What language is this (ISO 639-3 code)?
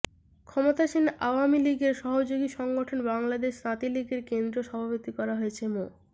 ben